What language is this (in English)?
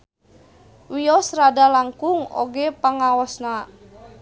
Sundanese